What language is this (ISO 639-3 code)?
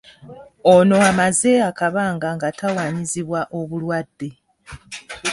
lug